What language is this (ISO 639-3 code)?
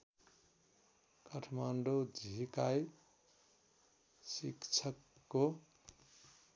nep